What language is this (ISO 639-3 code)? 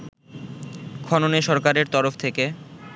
ben